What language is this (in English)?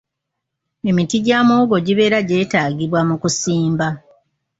Ganda